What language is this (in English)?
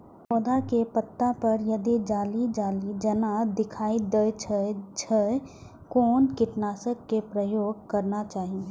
Maithili